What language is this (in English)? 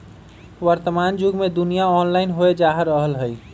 Magahi